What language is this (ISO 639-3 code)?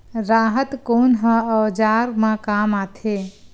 hne